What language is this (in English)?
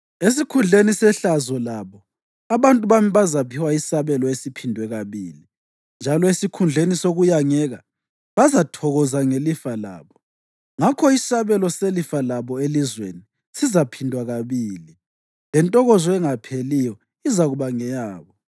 North Ndebele